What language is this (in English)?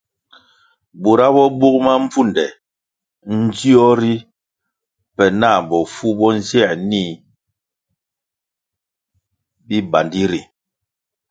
Kwasio